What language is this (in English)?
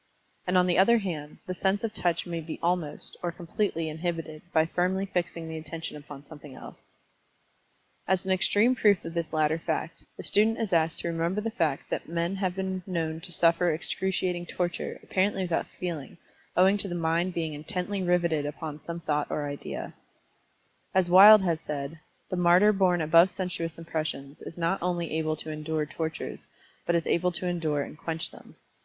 English